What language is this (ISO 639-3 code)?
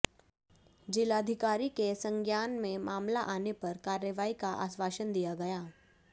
hin